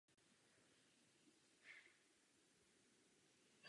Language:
Czech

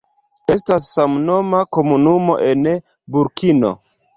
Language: Esperanto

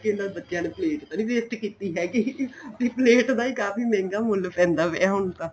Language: Punjabi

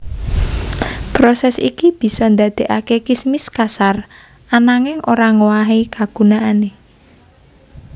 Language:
Javanese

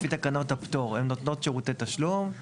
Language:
Hebrew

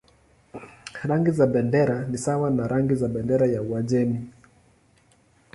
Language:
Swahili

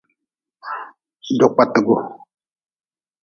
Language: Nawdm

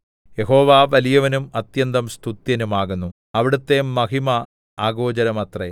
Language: Malayalam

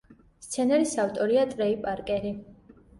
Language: Georgian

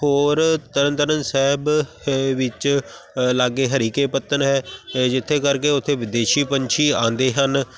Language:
Punjabi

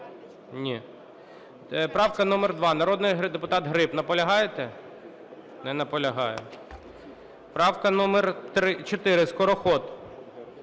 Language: Ukrainian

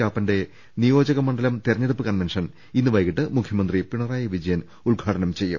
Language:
Malayalam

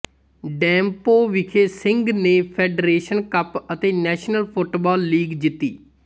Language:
Punjabi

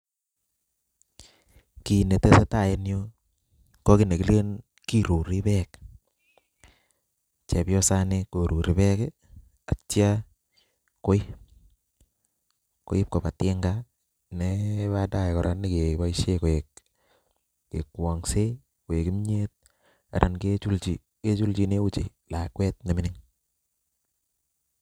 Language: Kalenjin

